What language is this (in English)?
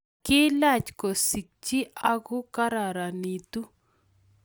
Kalenjin